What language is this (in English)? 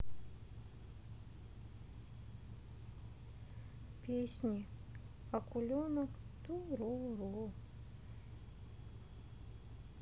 Russian